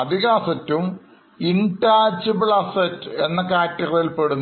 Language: Malayalam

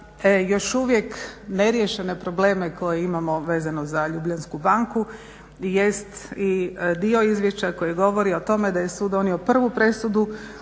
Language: Croatian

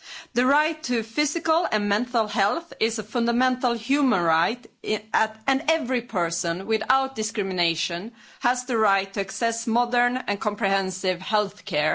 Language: English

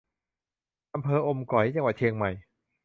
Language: Thai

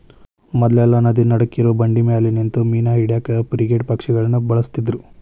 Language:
Kannada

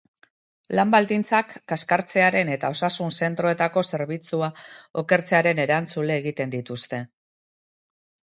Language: Basque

